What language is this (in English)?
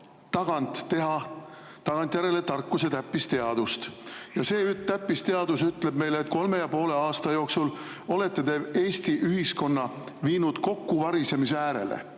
Estonian